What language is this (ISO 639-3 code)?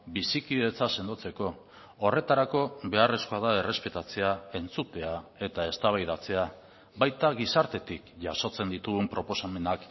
eus